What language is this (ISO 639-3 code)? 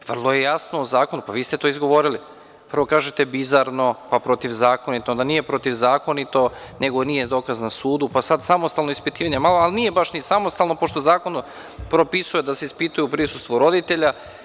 srp